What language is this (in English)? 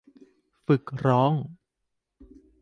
Thai